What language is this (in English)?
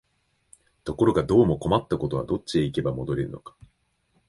Japanese